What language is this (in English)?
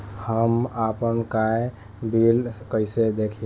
Bhojpuri